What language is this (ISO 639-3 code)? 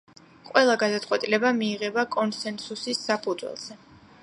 kat